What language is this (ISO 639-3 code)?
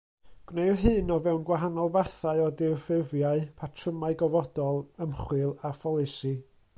cym